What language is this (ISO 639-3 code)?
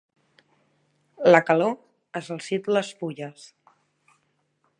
cat